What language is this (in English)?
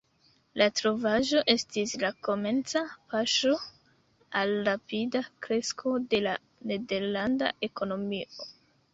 Esperanto